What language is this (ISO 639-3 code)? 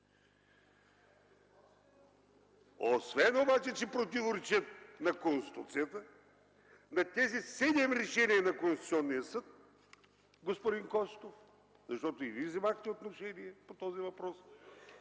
bul